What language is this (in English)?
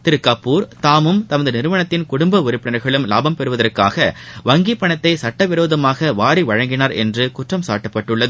Tamil